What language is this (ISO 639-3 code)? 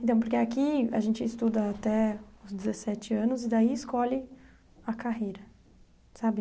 por